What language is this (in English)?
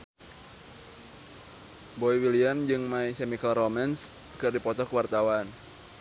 Sundanese